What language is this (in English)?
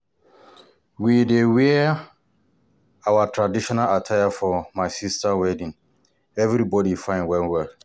Nigerian Pidgin